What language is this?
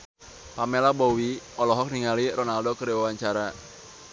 Sundanese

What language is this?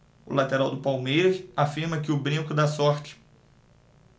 Portuguese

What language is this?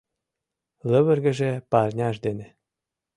Mari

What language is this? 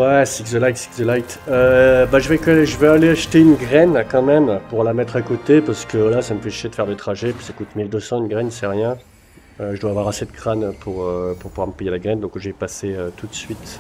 French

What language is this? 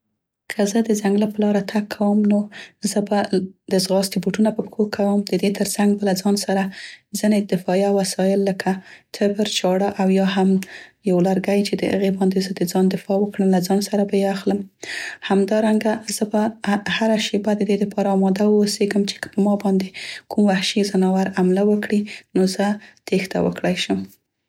Central Pashto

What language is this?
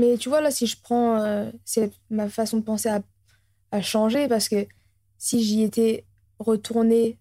French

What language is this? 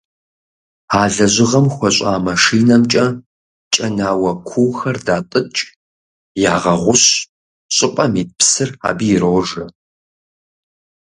Kabardian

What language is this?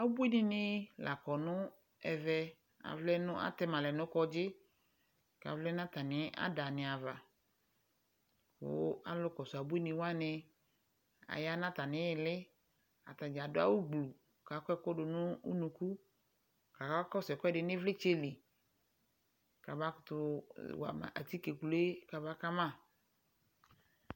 Ikposo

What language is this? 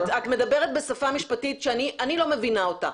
Hebrew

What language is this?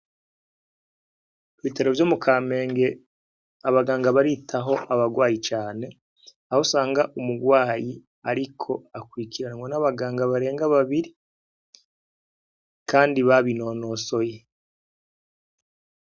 Rundi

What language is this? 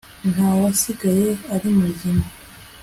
Kinyarwanda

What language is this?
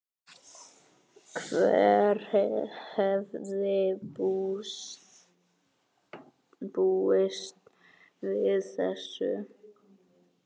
Icelandic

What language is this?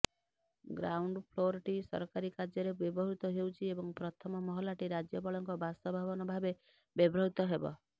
Odia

